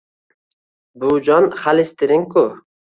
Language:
Uzbek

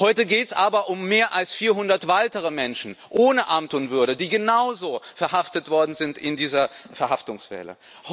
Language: German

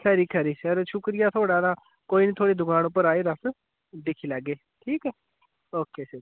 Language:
Dogri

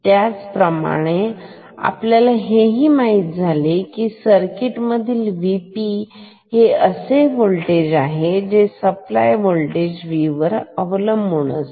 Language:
Marathi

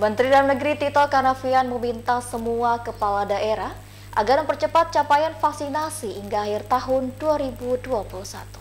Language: Indonesian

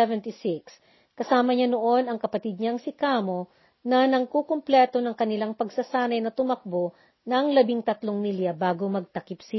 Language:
Filipino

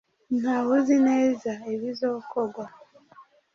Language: Kinyarwanda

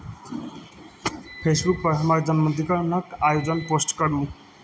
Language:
Maithili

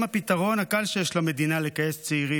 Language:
Hebrew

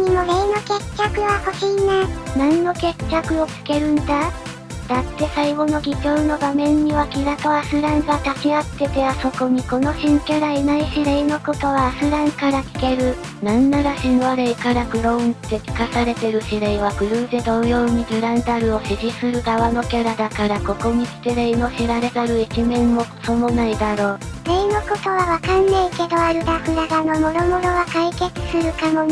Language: Japanese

